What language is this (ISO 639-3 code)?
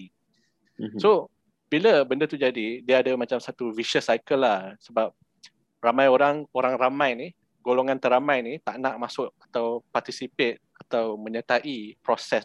msa